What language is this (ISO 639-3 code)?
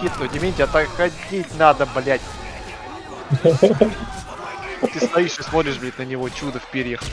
rus